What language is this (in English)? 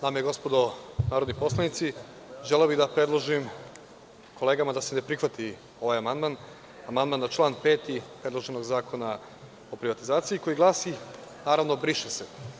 Serbian